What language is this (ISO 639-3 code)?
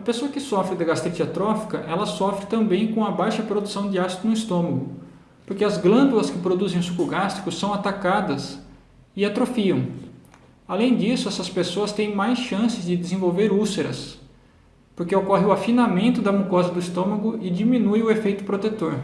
por